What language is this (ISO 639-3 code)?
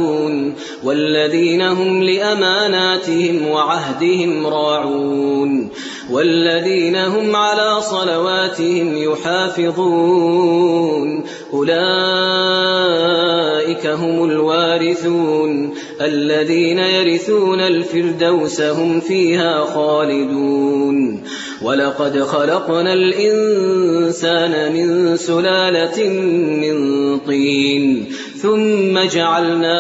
ara